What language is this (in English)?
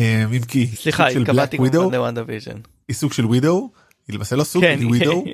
Hebrew